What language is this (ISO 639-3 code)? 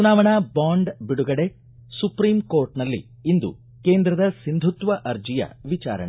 kan